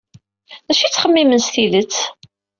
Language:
Kabyle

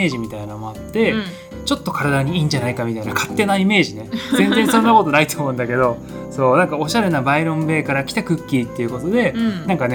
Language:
Japanese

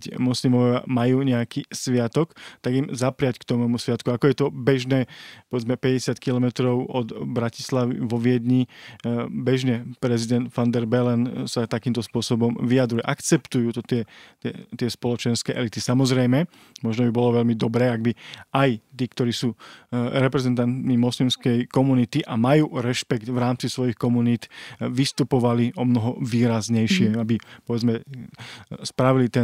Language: Slovak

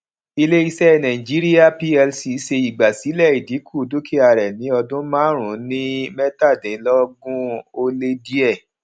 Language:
Yoruba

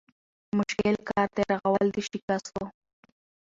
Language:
Pashto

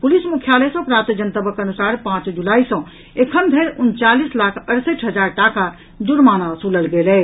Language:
Maithili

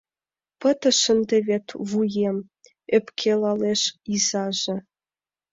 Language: Mari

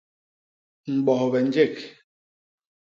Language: Basaa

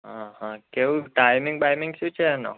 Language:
Gujarati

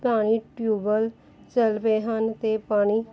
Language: Punjabi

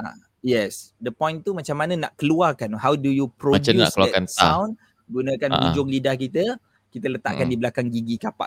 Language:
Malay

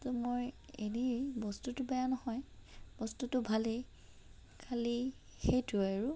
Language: Assamese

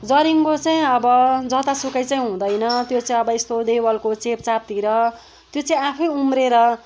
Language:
Nepali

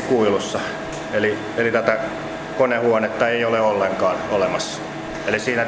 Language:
Finnish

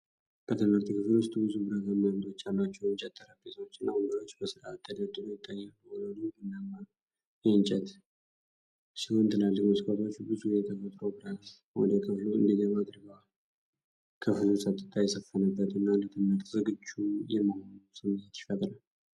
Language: Amharic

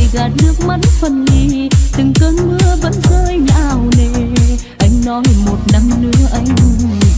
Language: Vietnamese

